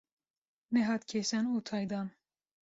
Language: Kurdish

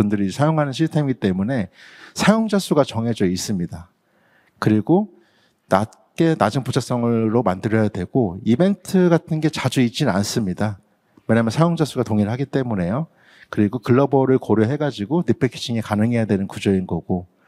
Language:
Korean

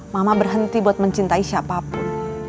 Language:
Indonesian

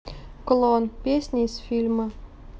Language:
Russian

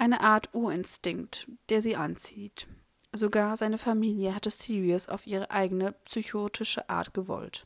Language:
German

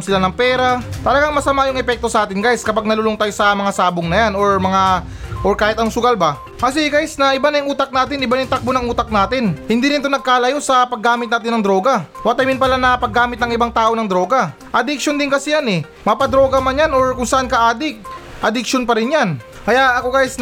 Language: Filipino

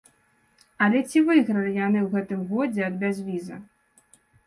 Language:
Belarusian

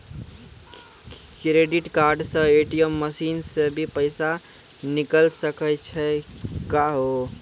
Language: Maithili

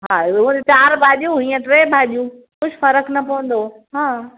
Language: Sindhi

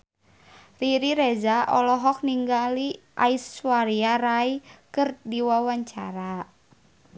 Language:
Sundanese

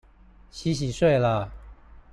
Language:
Chinese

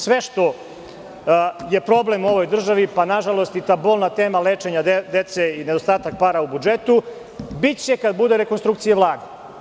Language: Serbian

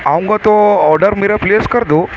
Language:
Urdu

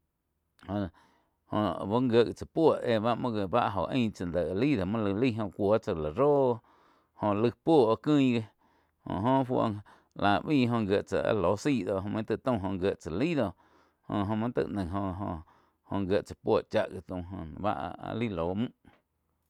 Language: Quiotepec Chinantec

